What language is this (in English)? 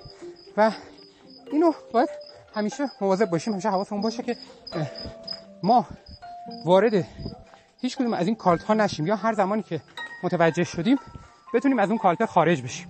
Persian